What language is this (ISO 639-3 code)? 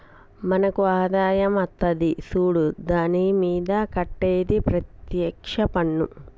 tel